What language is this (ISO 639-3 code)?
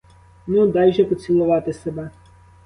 ukr